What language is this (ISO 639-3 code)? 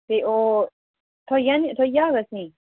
doi